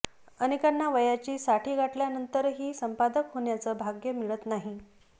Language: Marathi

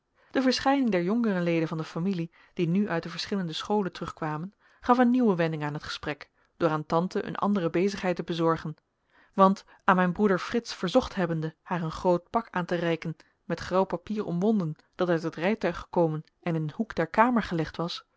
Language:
Dutch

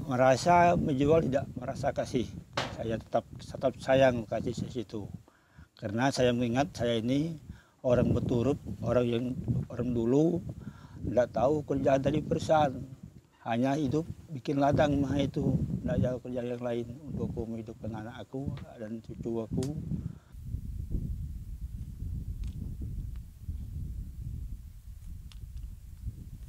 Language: Indonesian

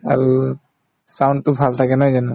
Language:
Assamese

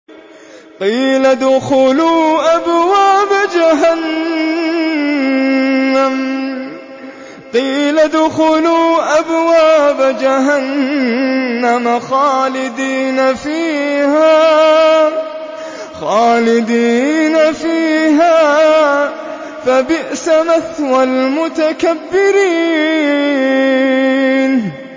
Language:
Arabic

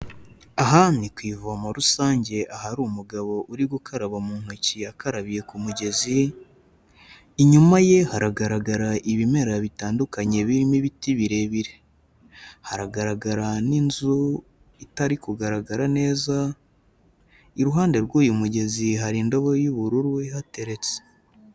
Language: Kinyarwanda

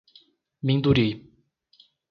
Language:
Portuguese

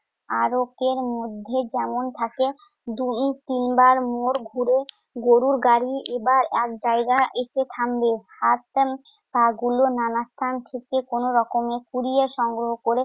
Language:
Bangla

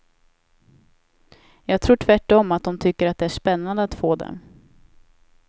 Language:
Swedish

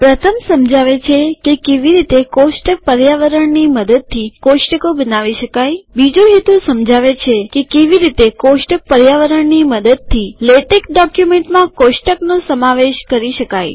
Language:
Gujarati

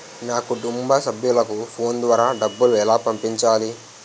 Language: Telugu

